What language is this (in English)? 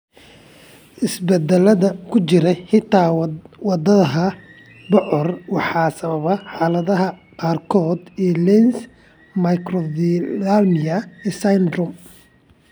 Somali